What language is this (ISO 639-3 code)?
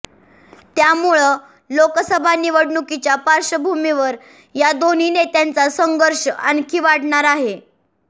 mar